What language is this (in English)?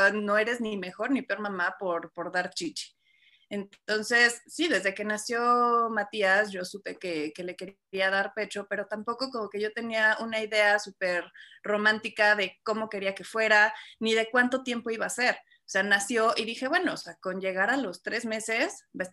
Spanish